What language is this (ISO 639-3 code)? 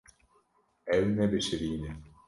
kur